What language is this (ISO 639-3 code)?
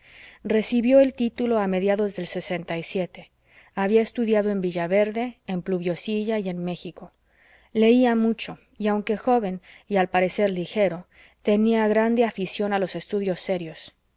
spa